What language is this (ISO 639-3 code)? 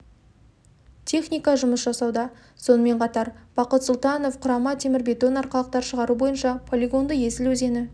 kaz